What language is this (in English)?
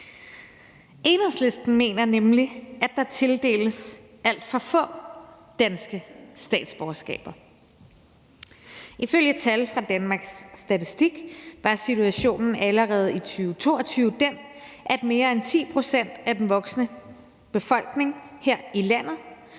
Danish